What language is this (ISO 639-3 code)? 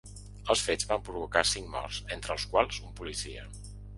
cat